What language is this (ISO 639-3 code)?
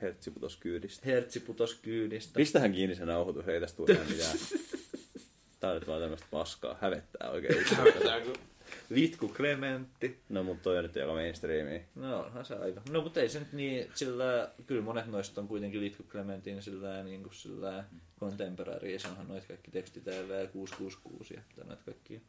fin